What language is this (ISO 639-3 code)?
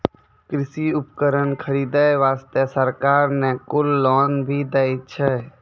mai